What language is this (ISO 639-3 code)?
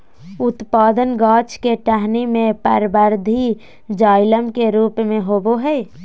mag